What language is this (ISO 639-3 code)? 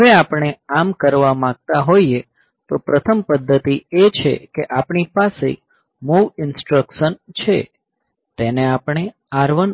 guj